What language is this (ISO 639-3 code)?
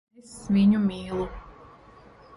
lav